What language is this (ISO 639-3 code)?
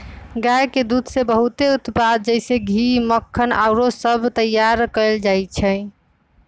mag